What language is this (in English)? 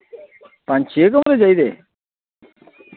Dogri